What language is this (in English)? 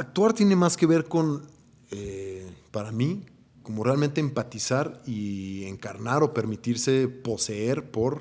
Spanish